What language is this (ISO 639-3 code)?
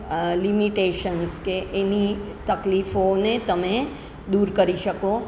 guj